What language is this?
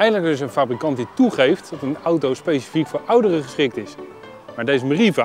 Dutch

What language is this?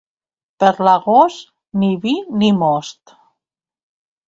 Catalan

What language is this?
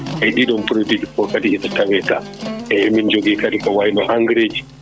Fula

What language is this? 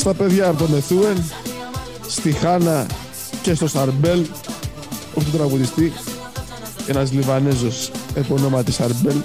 Greek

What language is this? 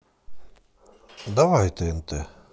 Russian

